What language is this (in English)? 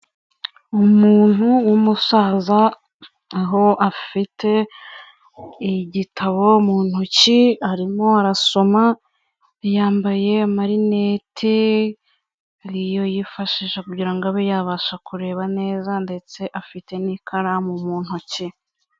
Kinyarwanda